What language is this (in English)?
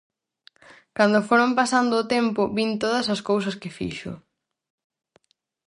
Galician